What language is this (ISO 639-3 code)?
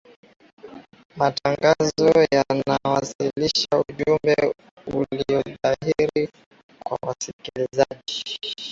swa